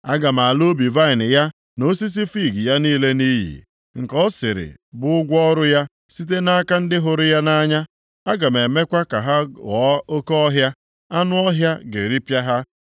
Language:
Igbo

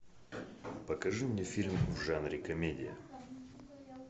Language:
Russian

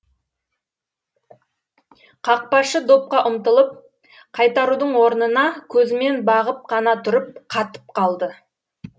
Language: Kazakh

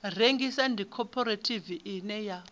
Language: Venda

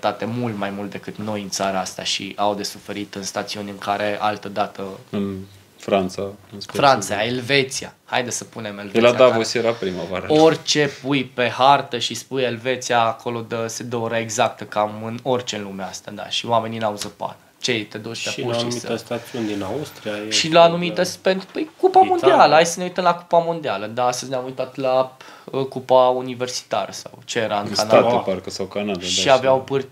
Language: Romanian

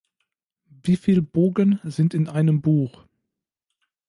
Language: German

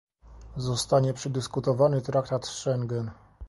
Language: Polish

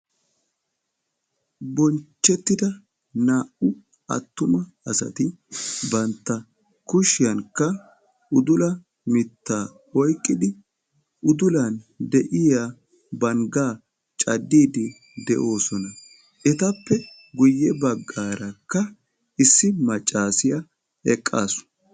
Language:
Wolaytta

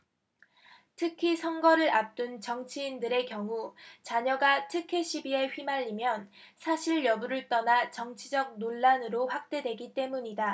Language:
Korean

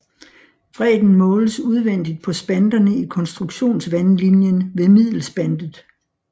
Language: Danish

